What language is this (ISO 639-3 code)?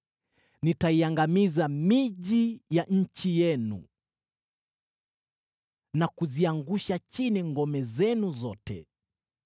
swa